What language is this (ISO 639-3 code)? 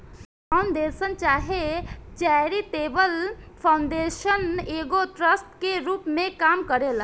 bho